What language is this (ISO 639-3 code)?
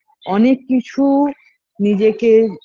ben